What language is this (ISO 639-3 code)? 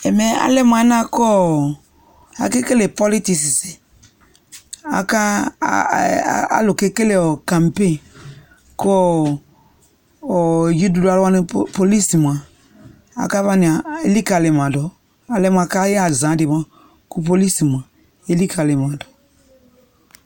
kpo